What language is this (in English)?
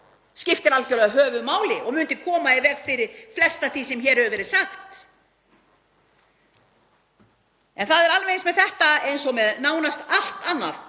Icelandic